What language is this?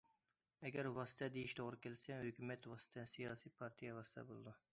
Uyghur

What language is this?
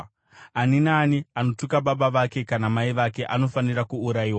Shona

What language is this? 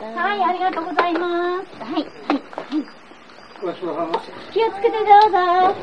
Japanese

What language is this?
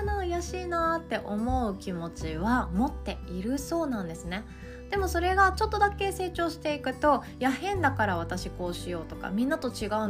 Japanese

